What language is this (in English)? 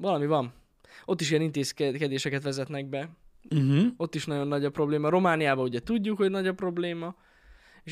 Hungarian